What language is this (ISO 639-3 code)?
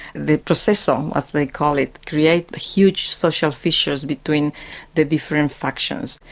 eng